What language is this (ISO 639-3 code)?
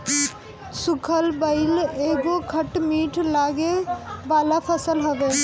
bho